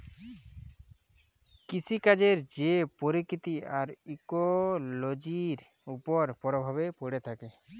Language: Bangla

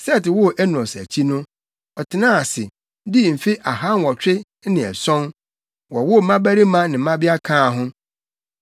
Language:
Akan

